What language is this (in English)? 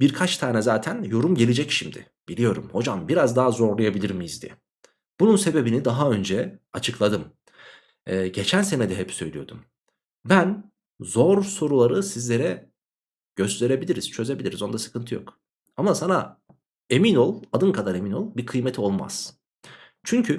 Turkish